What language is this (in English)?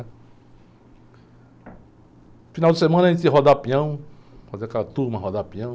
Portuguese